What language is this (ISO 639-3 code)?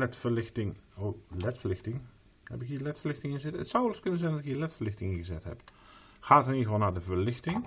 nld